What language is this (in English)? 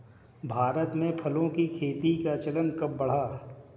Hindi